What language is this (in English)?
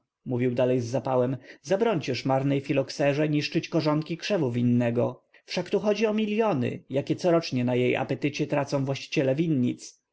Polish